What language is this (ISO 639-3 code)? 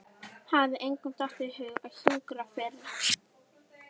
isl